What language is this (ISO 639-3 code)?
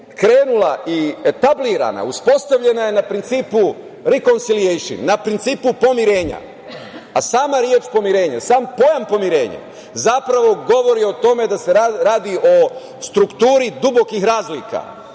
srp